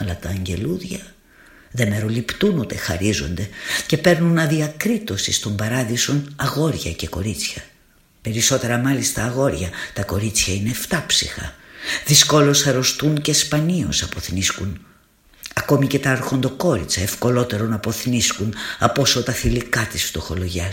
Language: Greek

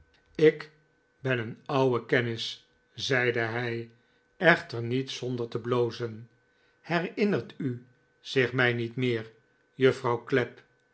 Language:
Dutch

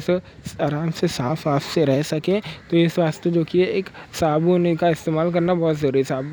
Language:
Deccan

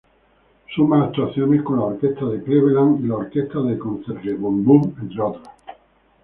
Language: Spanish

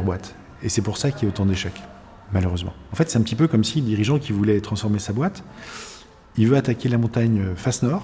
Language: French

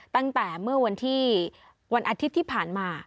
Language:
Thai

